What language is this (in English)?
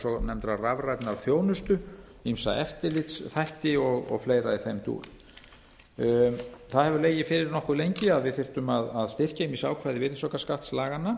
Icelandic